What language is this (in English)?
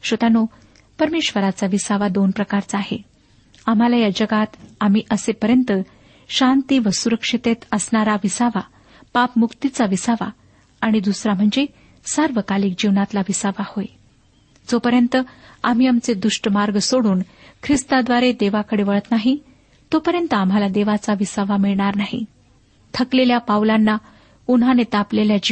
Marathi